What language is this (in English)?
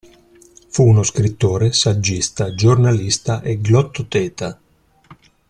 Italian